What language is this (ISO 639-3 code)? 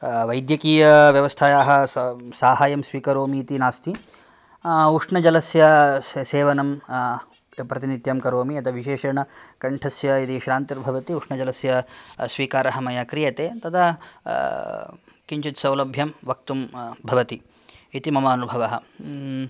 san